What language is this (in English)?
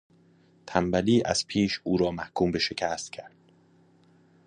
Persian